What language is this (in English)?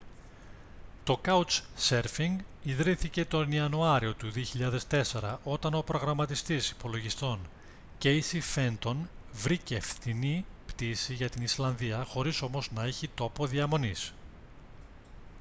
Greek